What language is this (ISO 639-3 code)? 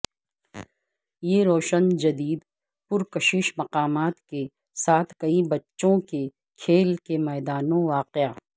urd